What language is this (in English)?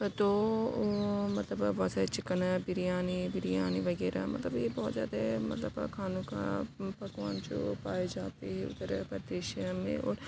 Urdu